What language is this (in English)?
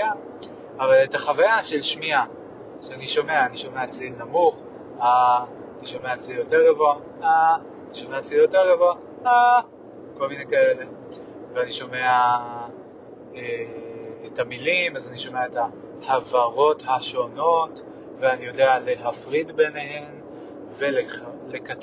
Hebrew